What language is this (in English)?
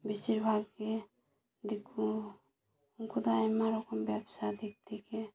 Santali